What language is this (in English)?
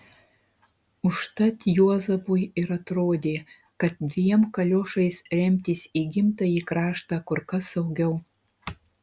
Lithuanian